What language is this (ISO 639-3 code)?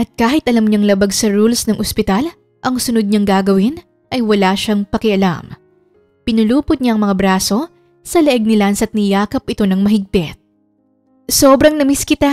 fil